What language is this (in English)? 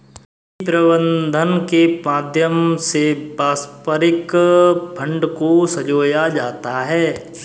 Hindi